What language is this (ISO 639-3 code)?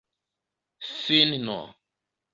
epo